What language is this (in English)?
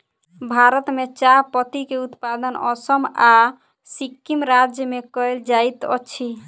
Maithili